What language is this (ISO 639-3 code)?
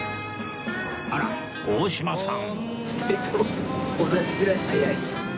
jpn